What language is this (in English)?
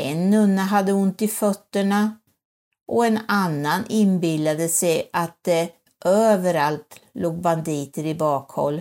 Swedish